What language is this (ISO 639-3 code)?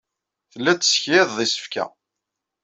kab